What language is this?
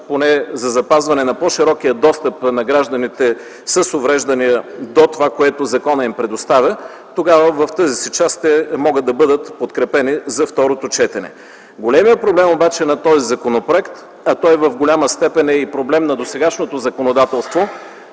Bulgarian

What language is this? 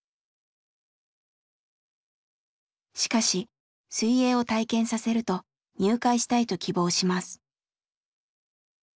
Japanese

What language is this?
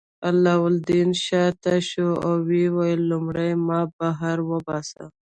Pashto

